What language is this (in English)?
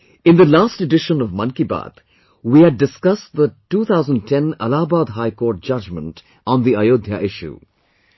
English